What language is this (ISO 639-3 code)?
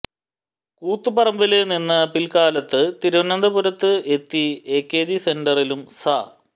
mal